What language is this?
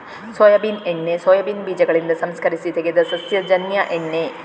Kannada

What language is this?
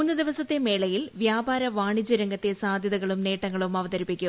Malayalam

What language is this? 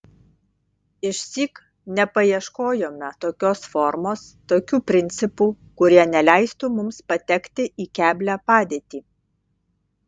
Lithuanian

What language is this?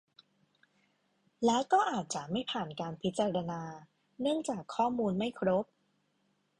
Thai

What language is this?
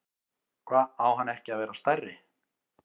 Icelandic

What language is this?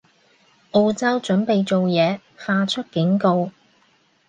Cantonese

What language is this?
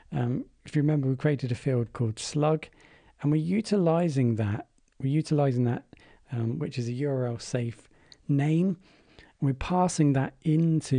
English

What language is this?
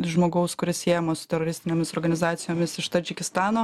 Lithuanian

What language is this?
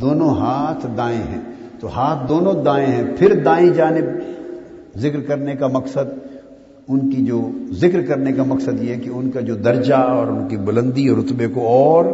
Urdu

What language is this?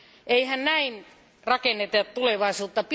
Finnish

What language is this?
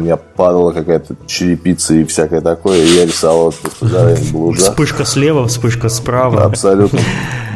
Russian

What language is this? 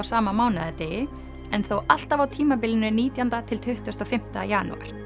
Icelandic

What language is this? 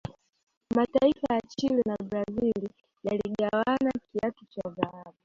Swahili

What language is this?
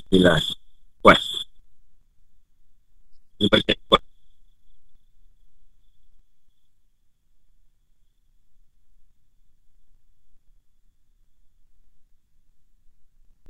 Malay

